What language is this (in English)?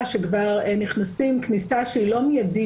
Hebrew